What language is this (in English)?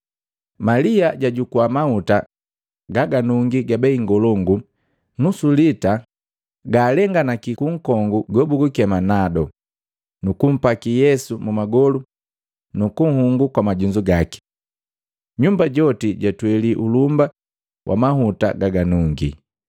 Matengo